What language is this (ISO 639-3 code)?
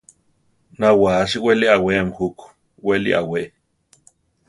tar